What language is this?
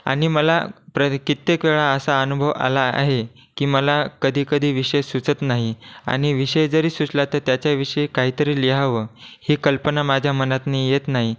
Marathi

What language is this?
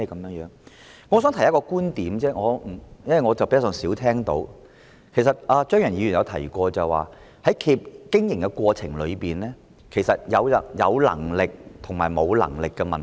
Cantonese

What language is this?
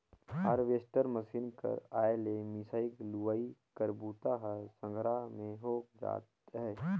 Chhattisgarhi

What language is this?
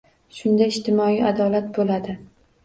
Uzbek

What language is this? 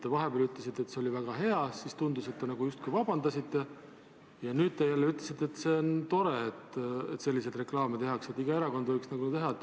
Estonian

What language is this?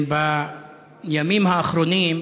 Hebrew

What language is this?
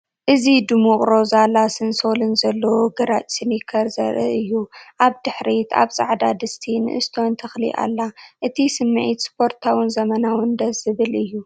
Tigrinya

